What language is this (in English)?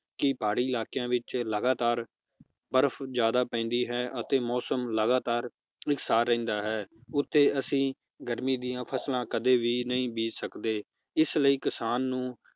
Punjabi